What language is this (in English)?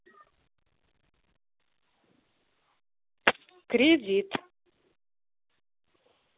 Russian